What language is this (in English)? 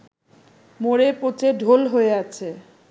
Bangla